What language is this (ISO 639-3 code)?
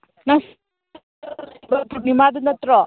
mni